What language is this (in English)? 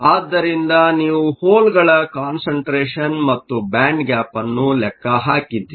Kannada